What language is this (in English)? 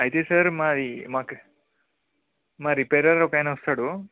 Telugu